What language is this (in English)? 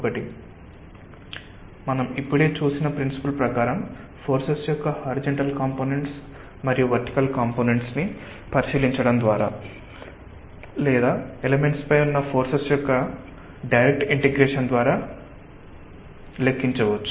Telugu